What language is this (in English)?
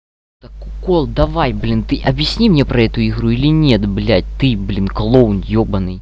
Russian